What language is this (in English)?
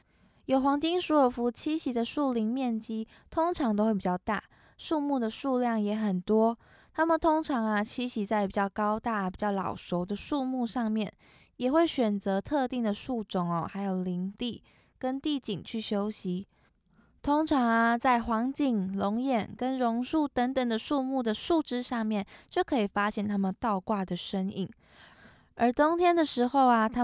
Chinese